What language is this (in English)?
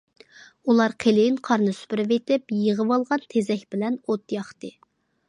Uyghur